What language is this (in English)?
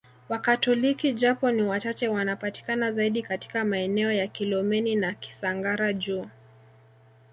Swahili